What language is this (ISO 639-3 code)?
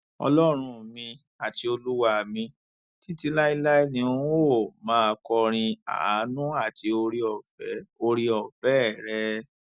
yor